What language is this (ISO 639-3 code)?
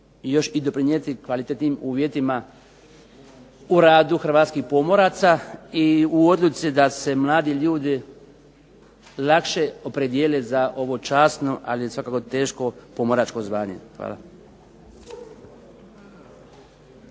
hrv